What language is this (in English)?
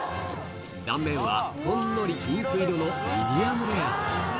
Japanese